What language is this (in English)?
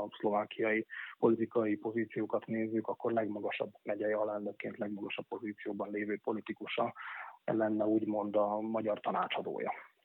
Hungarian